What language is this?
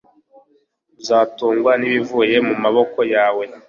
Kinyarwanda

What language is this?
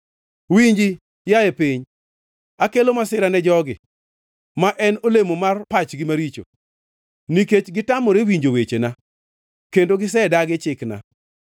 Luo (Kenya and Tanzania)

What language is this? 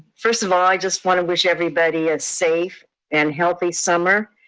English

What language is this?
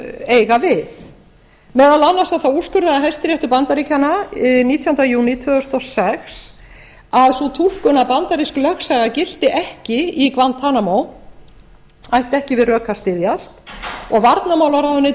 Icelandic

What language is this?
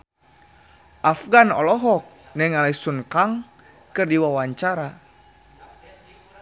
Sundanese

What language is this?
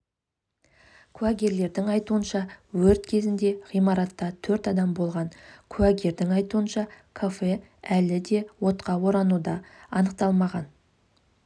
Kazakh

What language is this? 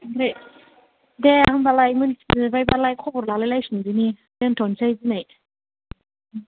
Bodo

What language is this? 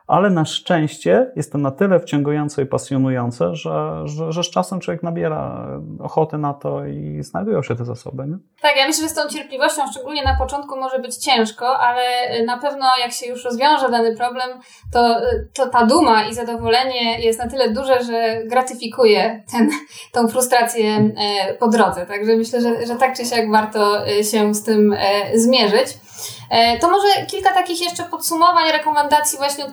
Polish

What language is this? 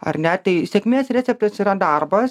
Lithuanian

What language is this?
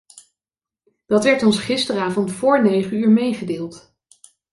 Dutch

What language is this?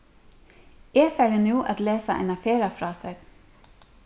Faroese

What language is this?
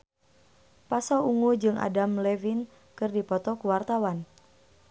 Sundanese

